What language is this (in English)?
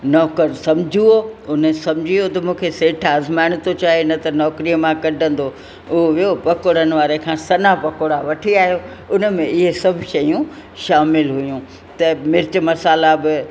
Sindhi